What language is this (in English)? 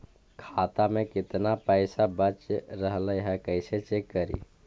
Magahi